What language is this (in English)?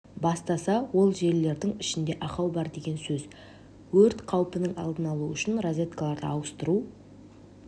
Kazakh